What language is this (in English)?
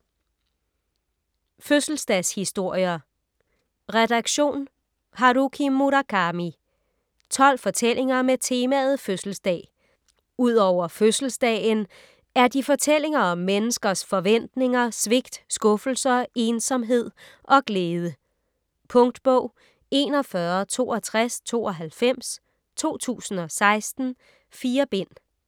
Danish